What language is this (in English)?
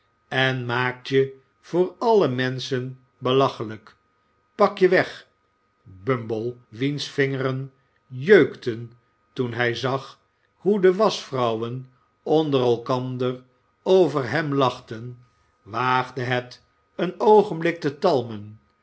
Dutch